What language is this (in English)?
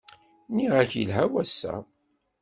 Kabyle